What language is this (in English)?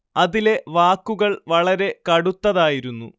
Malayalam